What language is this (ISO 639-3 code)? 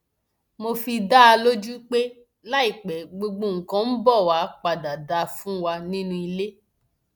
yor